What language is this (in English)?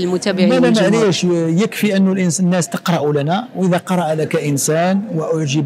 Arabic